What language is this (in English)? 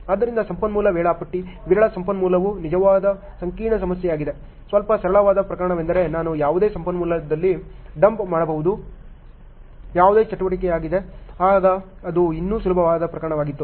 Kannada